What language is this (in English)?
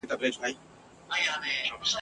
Pashto